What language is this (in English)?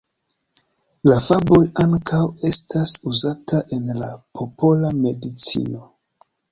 Esperanto